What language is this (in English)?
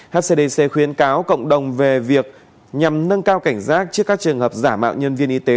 Vietnamese